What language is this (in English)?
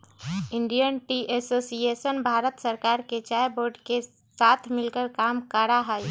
Magahi